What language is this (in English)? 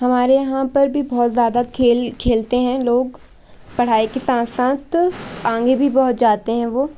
Hindi